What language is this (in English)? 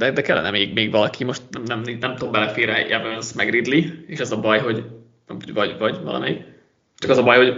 Hungarian